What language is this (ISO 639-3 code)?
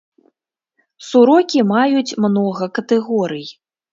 bel